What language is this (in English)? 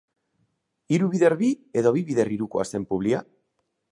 Basque